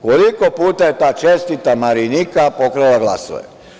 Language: Serbian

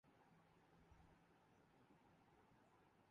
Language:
Urdu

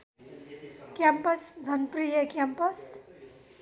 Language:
Nepali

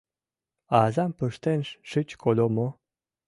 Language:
Mari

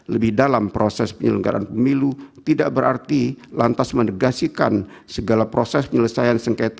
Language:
Indonesian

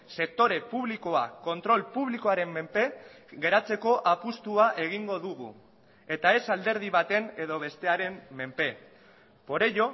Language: Basque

